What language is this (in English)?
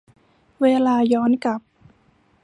Thai